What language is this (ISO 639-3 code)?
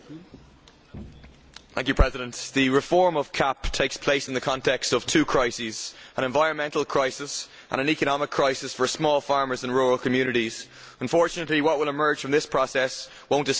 eng